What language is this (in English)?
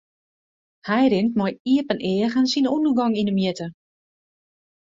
Western Frisian